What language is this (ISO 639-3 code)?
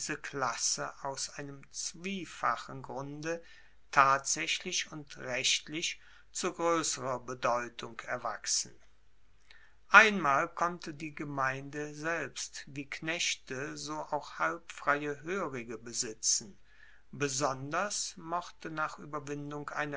deu